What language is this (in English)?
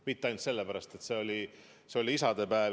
Estonian